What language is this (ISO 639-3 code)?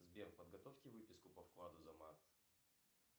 rus